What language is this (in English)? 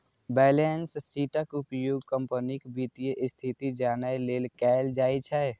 Maithili